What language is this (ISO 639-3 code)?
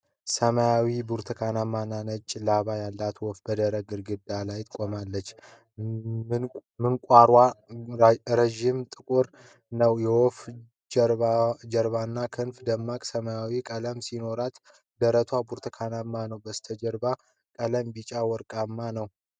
amh